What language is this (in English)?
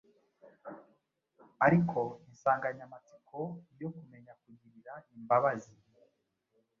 Kinyarwanda